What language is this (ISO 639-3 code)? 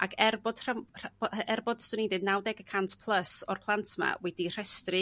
cym